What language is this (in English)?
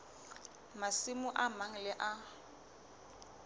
Southern Sotho